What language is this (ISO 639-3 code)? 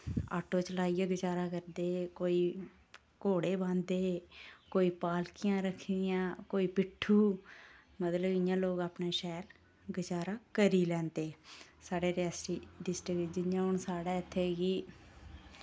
doi